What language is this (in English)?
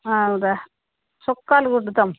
Telugu